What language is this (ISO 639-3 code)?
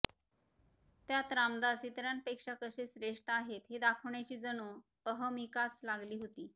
mar